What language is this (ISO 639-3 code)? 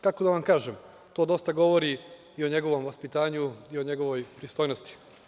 srp